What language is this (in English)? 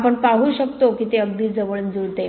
Marathi